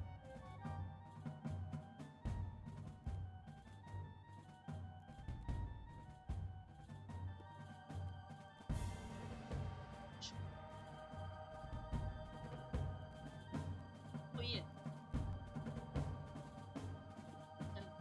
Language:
Turkish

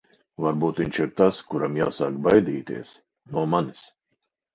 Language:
Latvian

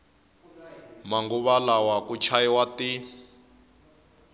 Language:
Tsonga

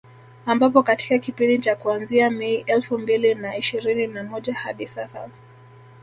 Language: Swahili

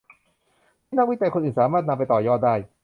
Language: Thai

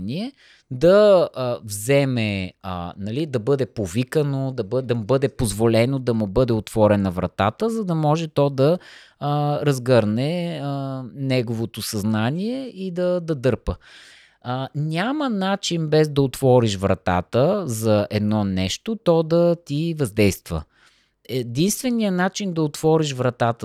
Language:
Bulgarian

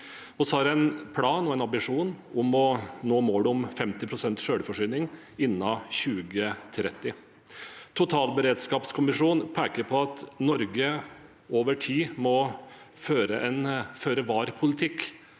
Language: Norwegian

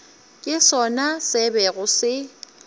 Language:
Northern Sotho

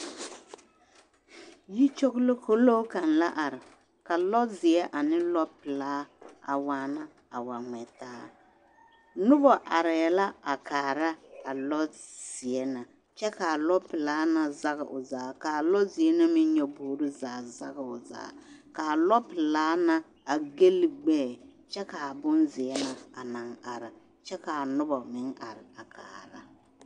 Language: Southern Dagaare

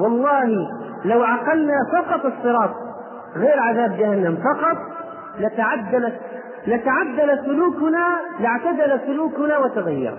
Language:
Arabic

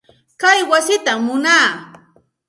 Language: Santa Ana de Tusi Pasco Quechua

